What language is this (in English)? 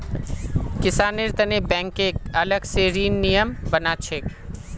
Magahi